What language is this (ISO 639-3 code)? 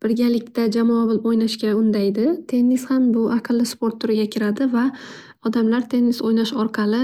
uzb